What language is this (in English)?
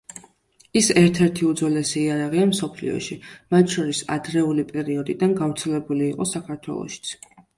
Georgian